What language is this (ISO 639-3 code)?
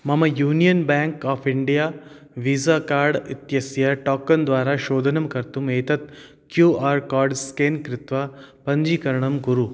san